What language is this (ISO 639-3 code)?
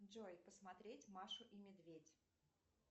rus